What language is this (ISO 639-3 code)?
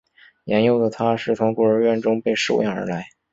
zho